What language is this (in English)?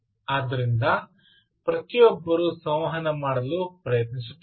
Kannada